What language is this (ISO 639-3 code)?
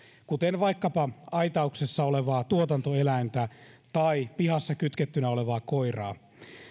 fin